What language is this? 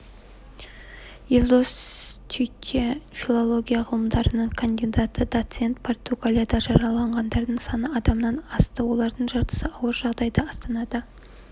Kazakh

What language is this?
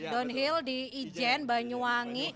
Indonesian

